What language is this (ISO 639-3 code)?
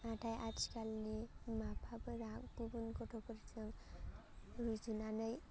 brx